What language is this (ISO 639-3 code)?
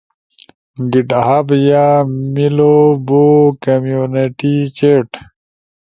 ush